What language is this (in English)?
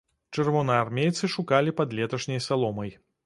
Belarusian